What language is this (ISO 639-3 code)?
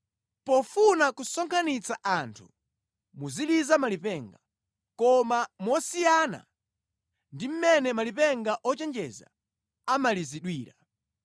nya